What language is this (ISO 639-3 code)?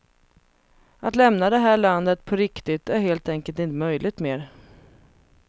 swe